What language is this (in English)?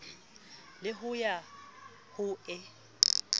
Southern Sotho